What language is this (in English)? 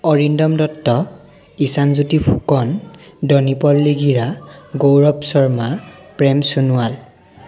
Assamese